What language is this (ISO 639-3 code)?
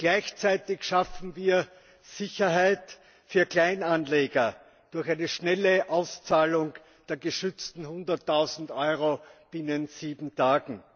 deu